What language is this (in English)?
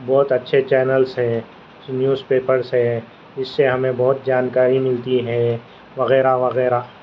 Urdu